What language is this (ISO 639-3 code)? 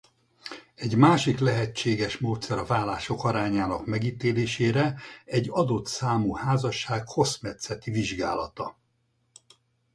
hun